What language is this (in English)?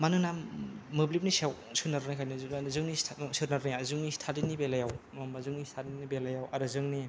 Bodo